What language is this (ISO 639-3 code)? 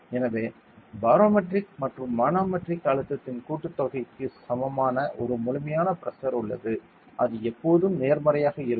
tam